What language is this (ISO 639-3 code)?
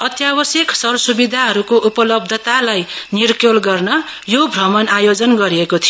nep